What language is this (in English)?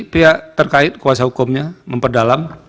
Indonesian